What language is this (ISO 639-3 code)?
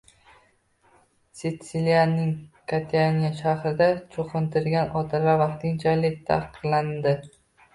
uzb